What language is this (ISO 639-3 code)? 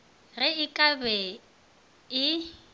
nso